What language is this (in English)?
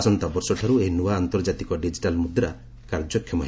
Odia